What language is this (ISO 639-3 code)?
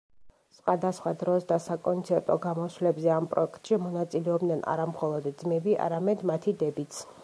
kat